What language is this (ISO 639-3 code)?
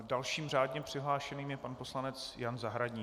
ces